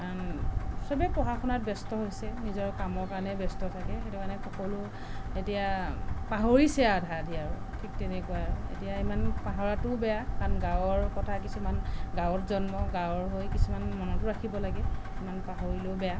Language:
Assamese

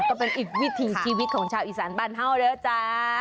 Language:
Thai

